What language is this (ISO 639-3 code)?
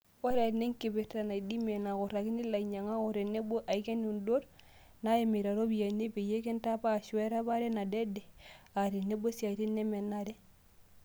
mas